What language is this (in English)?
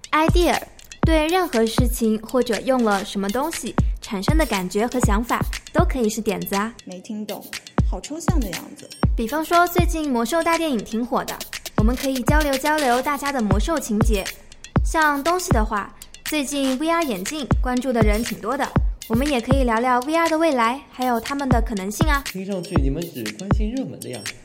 Chinese